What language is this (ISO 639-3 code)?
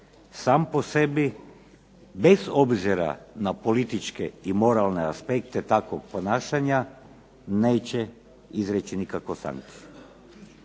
hrv